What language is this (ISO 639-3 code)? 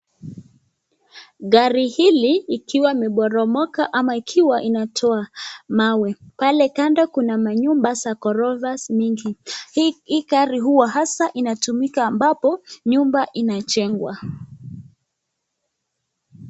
swa